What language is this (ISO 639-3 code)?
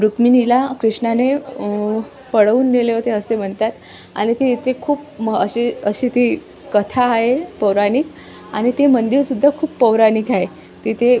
mar